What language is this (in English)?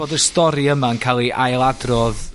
Welsh